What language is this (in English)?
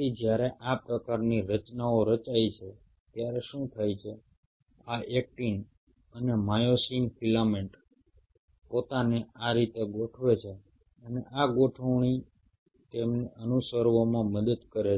Gujarati